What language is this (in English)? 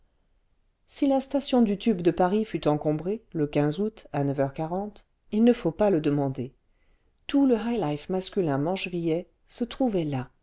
French